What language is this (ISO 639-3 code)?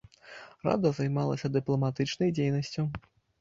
bel